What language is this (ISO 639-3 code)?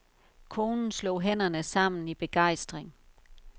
dan